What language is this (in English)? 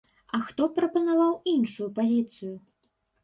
Belarusian